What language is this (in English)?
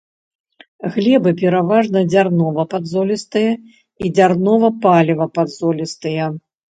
Belarusian